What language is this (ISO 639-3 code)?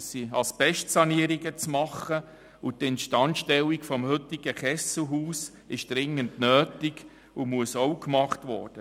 gsw